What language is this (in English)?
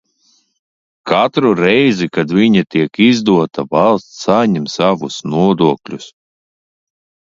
Latvian